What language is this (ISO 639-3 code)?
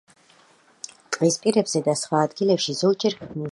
kat